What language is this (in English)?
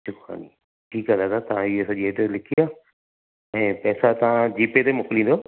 Sindhi